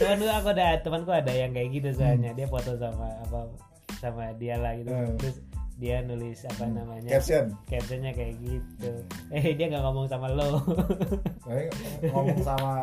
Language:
Indonesian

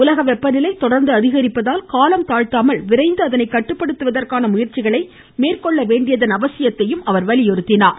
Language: Tamil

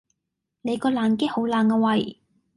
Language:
Cantonese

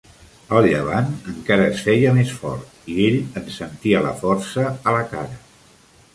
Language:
Catalan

